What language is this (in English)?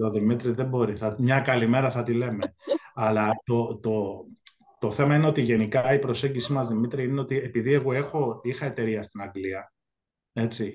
Greek